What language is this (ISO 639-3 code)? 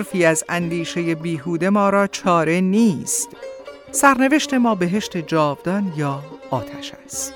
fas